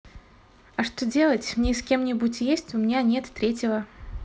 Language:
Russian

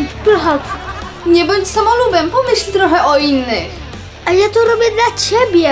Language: Polish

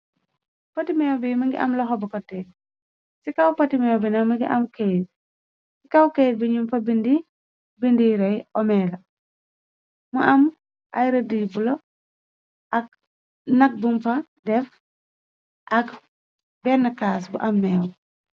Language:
Wolof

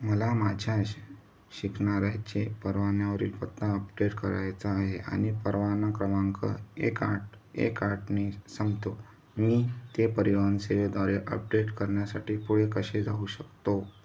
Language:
Marathi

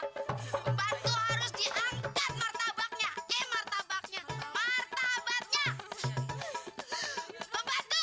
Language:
Indonesian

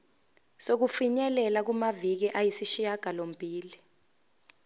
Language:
Zulu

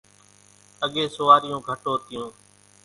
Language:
Kachi Koli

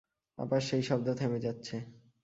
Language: Bangla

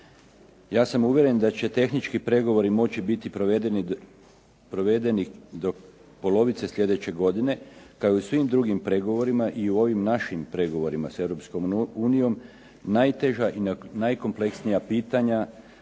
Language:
Croatian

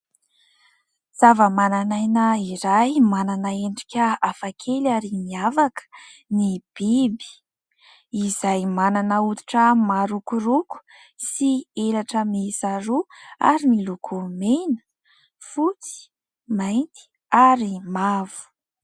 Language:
Malagasy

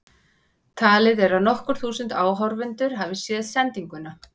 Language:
Icelandic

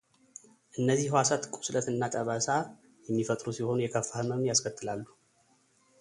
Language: Amharic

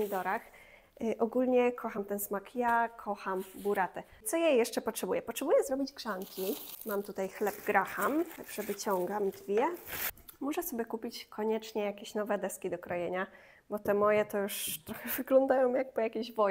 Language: Polish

